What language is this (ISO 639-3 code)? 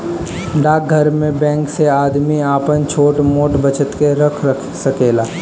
bho